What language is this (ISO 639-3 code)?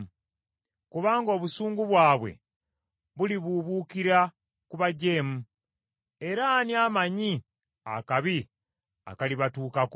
lug